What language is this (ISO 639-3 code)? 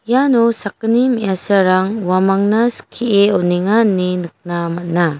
grt